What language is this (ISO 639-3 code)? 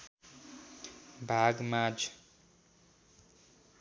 nep